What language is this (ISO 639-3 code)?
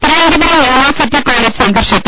mal